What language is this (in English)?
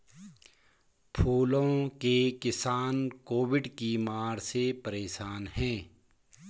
Hindi